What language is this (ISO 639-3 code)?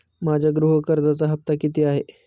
mar